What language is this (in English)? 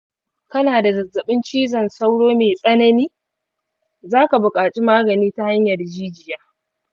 Hausa